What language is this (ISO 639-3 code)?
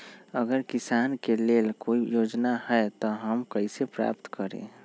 mag